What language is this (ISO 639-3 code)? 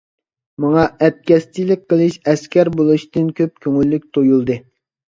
uig